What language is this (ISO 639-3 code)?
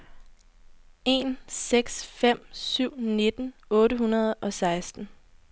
dan